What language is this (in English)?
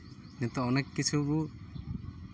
Santali